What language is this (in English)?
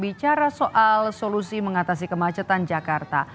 Indonesian